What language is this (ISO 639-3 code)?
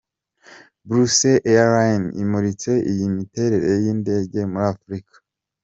kin